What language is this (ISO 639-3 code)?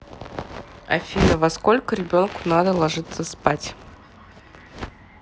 rus